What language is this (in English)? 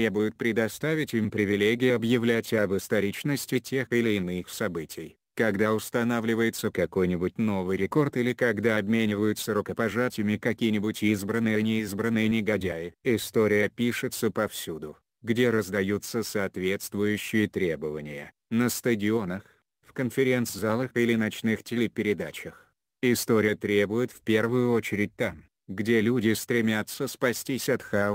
Russian